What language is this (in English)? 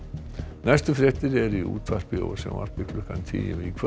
Icelandic